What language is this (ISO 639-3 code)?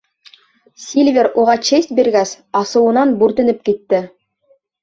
bak